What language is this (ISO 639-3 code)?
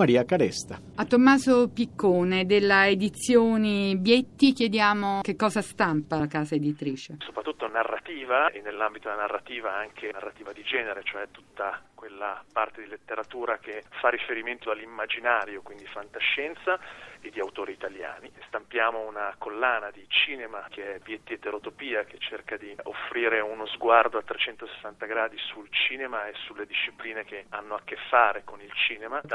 ita